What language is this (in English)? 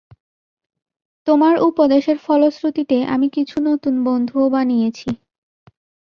Bangla